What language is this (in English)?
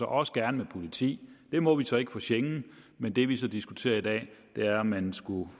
Danish